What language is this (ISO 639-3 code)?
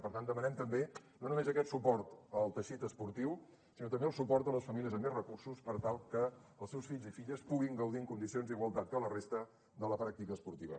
cat